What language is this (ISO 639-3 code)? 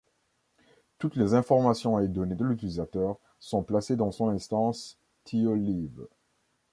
fra